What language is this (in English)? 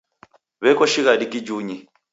Taita